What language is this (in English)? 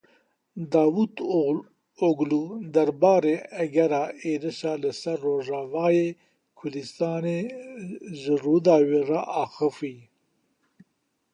Kurdish